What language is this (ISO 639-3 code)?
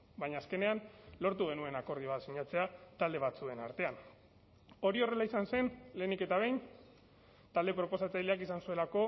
eus